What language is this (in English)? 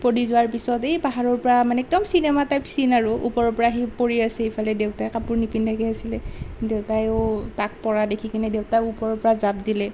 Assamese